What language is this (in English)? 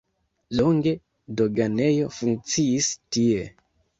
Esperanto